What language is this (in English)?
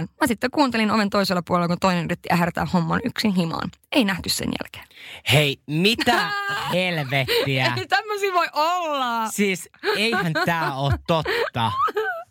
Finnish